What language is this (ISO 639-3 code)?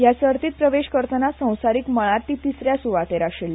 kok